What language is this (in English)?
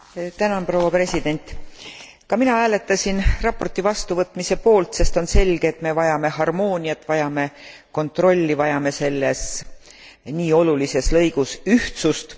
Estonian